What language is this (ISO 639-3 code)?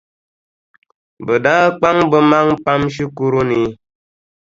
dag